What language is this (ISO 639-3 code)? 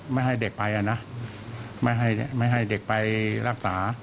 tha